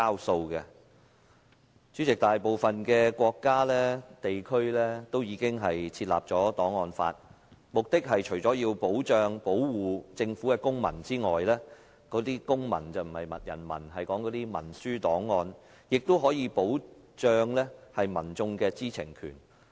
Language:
Cantonese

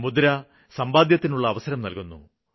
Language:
Malayalam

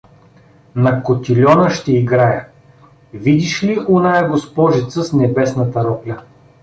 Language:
Bulgarian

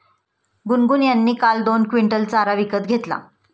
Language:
Marathi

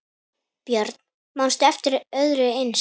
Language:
Icelandic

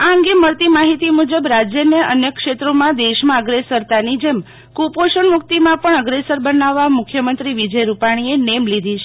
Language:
Gujarati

